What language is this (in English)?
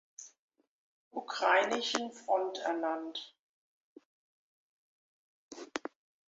German